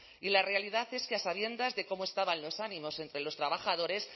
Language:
Spanish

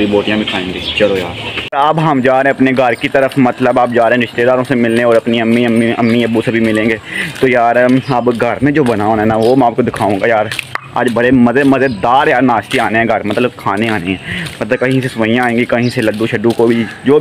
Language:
Hindi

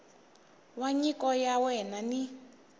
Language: Tsonga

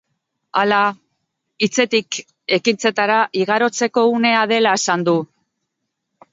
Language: Basque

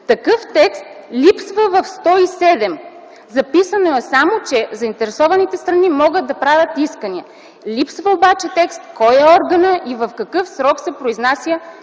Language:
Bulgarian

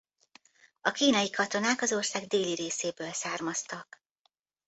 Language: Hungarian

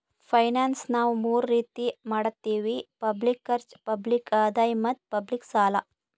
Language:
Kannada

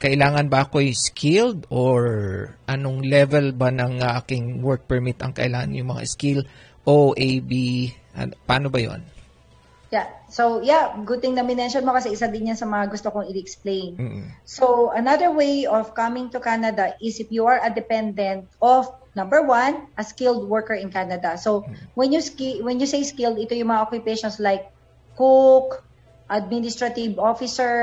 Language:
Filipino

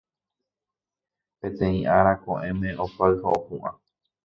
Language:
Guarani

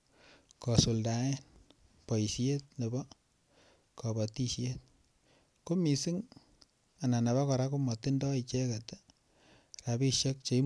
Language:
Kalenjin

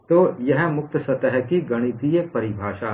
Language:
Hindi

